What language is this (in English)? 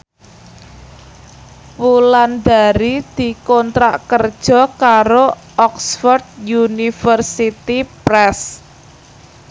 Javanese